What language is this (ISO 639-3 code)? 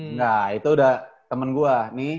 ind